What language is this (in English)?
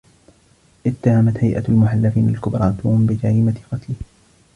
Arabic